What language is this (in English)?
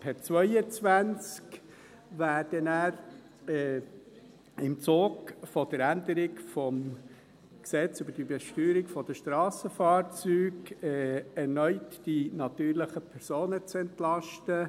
Swiss German